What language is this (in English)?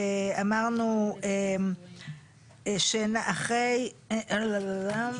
Hebrew